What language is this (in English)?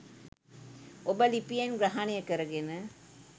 Sinhala